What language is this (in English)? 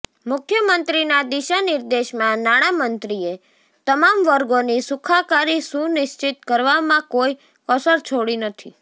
Gujarati